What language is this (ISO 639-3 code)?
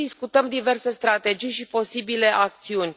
ron